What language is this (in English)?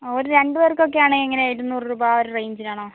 Malayalam